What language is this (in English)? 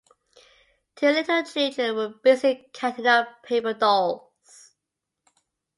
English